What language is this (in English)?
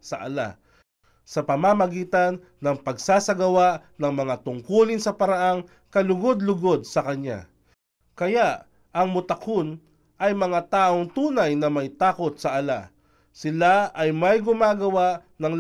Filipino